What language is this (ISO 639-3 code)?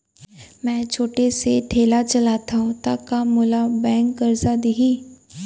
hne